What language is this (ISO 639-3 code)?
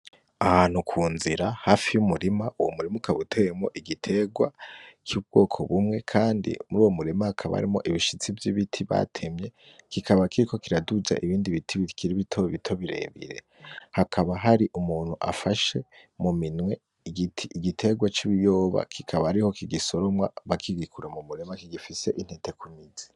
run